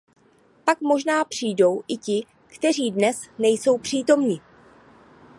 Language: Czech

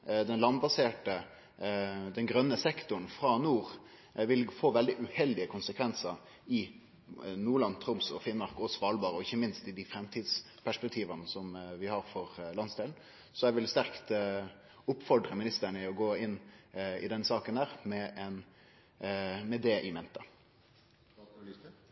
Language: Norwegian Nynorsk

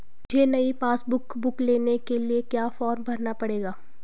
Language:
Hindi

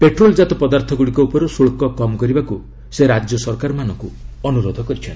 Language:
Odia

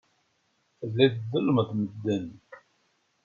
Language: Kabyle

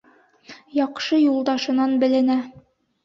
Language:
Bashkir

